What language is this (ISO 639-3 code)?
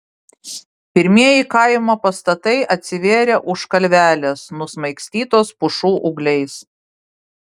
lit